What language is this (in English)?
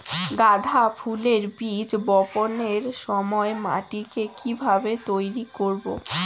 Bangla